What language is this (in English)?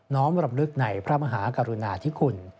Thai